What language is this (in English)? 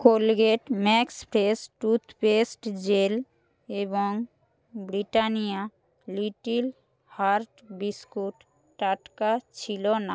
Bangla